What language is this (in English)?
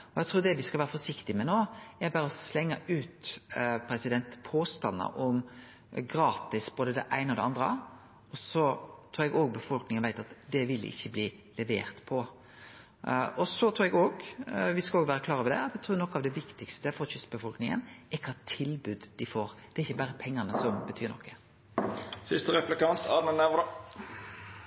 Norwegian Nynorsk